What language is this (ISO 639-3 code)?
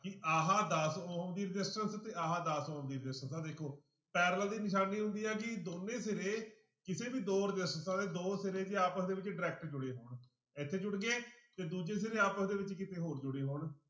pan